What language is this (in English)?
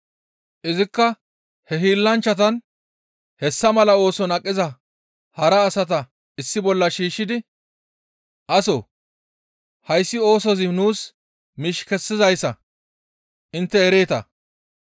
Gamo